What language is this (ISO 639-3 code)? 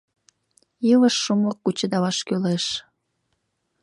chm